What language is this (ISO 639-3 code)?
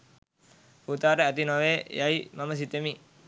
sin